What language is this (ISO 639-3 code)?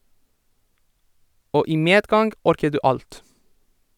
nor